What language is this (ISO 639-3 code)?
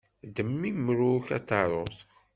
kab